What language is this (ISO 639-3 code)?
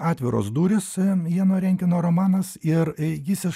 lit